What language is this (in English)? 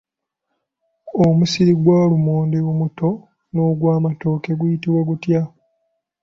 Ganda